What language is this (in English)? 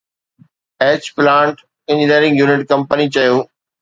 Sindhi